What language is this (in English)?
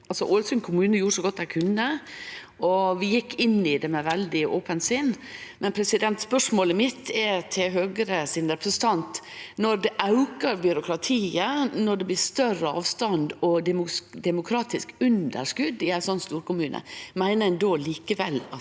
Norwegian